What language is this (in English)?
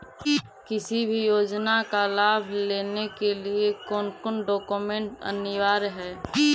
Magahi